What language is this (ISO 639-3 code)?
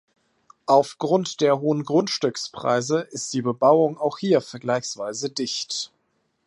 deu